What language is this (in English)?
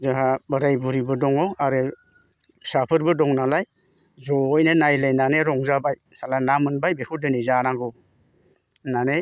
Bodo